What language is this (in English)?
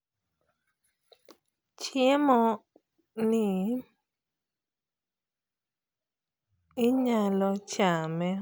Luo (Kenya and Tanzania)